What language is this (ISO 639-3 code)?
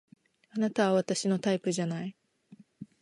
jpn